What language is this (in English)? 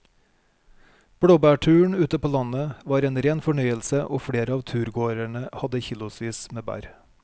Norwegian